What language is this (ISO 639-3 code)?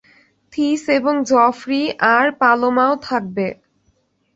ben